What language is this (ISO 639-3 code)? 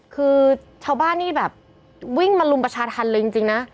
tha